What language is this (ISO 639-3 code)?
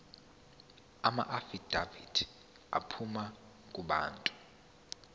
zul